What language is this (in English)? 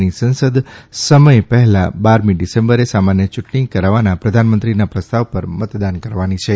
Gujarati